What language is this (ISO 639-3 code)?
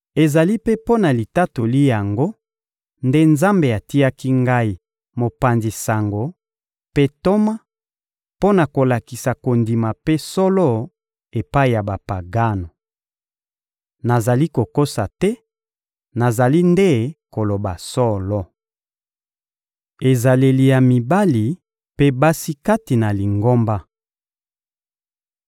lin